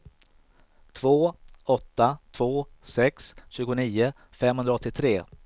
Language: Swedish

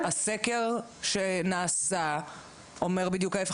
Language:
Hebrew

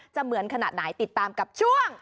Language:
Thai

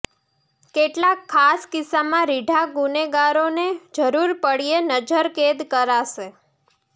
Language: Gujarati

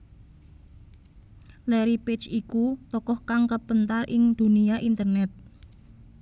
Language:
Javanese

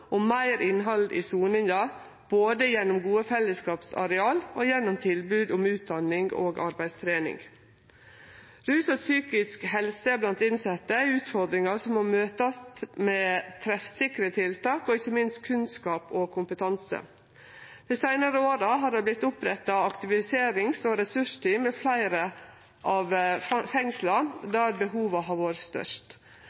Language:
Norwegian Nynorsk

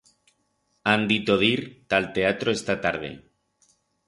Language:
Aragonese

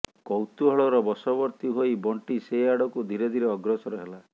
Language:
Odia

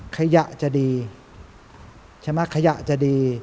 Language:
Thai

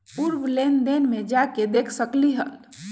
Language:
Magahi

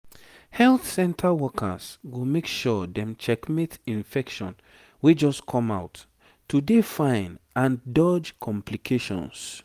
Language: Nigerian Pidgin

